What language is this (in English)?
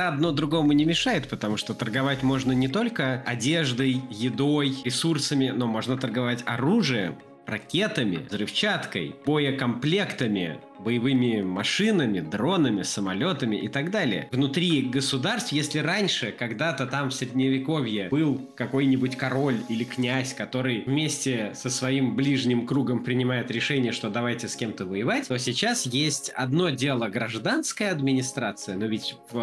Russian